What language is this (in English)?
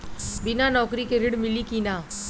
Bhojpuri